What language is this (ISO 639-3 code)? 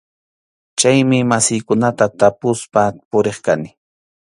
qxu